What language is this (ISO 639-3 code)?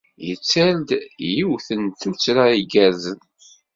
kab